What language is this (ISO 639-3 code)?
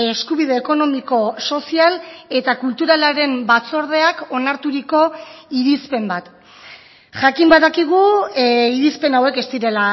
eus